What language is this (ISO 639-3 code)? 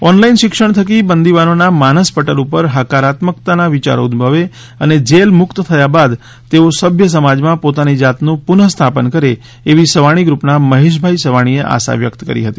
guj